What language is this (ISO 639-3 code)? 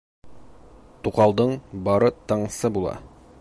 bak